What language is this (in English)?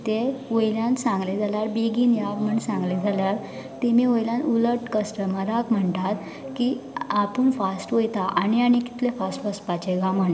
Konkani